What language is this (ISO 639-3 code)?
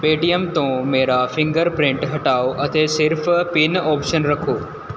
pan